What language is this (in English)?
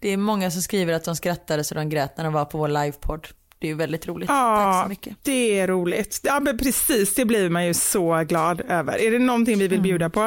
Swedish